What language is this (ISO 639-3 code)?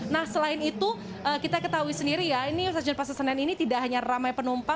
ind